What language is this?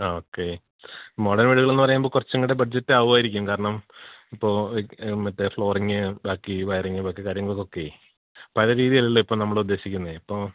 Malayalam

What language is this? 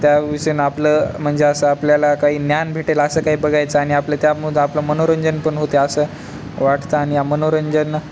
Marathi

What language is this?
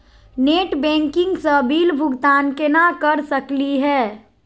Magahi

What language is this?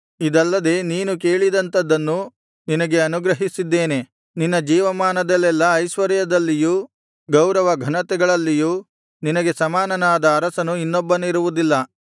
Kannada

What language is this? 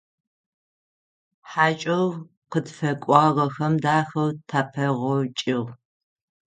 Adyghe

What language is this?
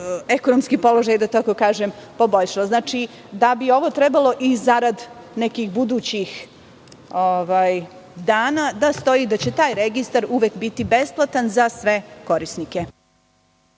Serbian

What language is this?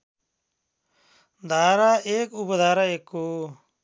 Nepali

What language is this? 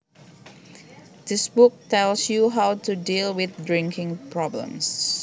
Javanese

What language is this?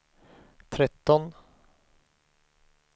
Swedish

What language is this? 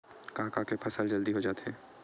Chhattisgarhi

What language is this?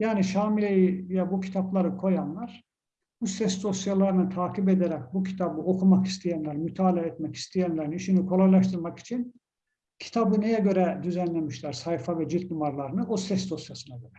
Turkish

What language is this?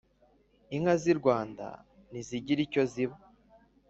Kinyarwanda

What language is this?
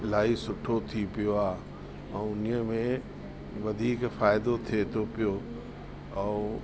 Sindhi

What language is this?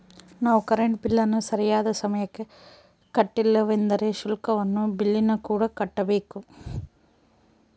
Kannada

